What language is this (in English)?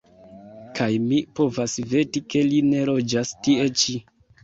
Esperanto